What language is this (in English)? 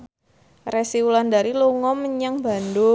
Javanese